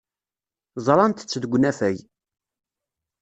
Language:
Kabyle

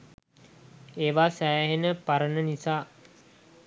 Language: Sinhala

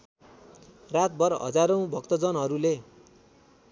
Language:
Nepali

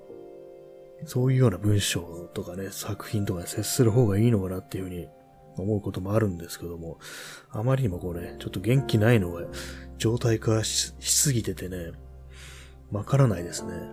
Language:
Japanese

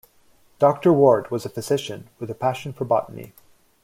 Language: English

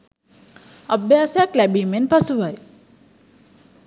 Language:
Sinhala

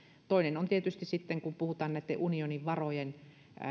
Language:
Finnish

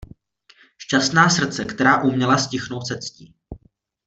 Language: Czech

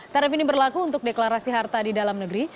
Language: Indonesian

